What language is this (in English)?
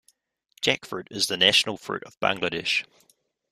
English